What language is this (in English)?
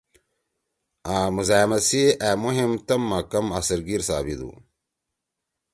Torwali